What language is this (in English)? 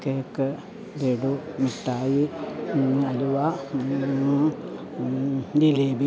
Malayalam